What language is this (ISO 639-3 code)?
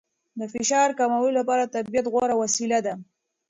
pus